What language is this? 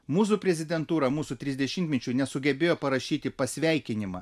Lithuanian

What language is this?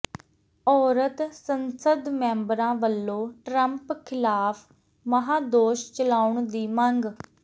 Punjabi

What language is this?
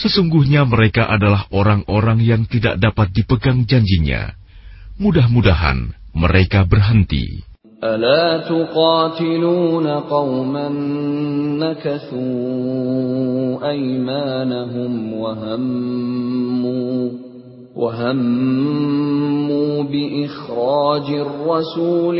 Indonesian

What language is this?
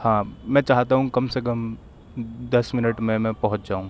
Urdu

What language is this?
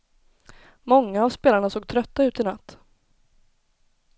Swedish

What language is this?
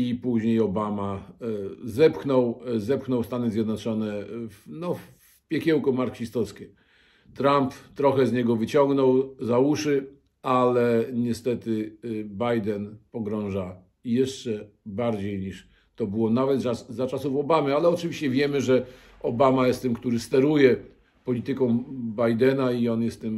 Polish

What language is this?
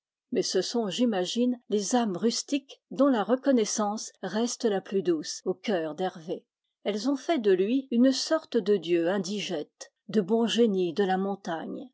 French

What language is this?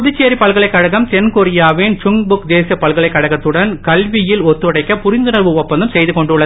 Tamil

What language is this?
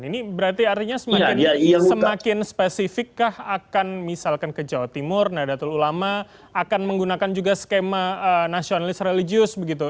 Indonesian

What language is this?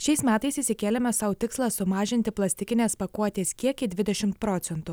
Lithuanian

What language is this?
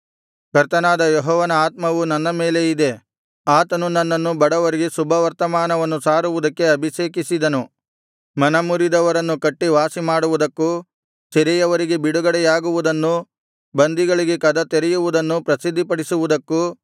Kannada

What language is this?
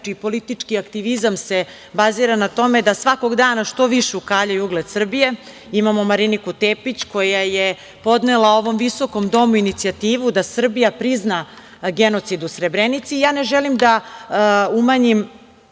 Serbian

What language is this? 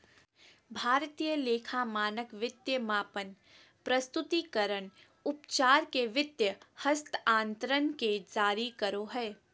Magahi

